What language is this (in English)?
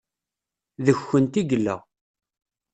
Kabyle